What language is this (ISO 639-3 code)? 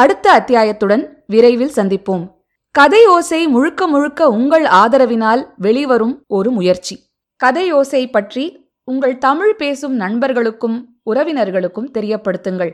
tam